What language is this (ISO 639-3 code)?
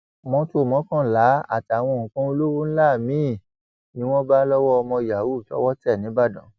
yor